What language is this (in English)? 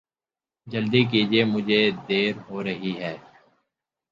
Urdu